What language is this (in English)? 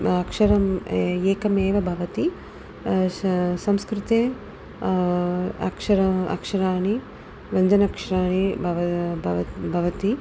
Sanskrit